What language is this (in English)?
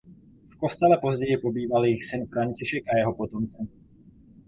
Czech